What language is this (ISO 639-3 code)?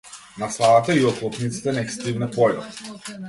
mkd